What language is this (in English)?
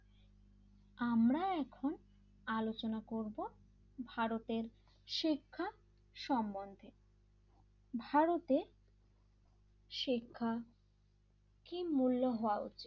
Bangla